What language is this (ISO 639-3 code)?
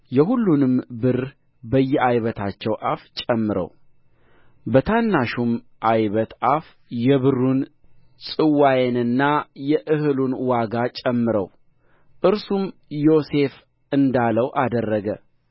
amh